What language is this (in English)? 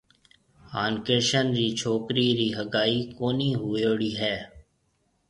Marwari (Pakistan)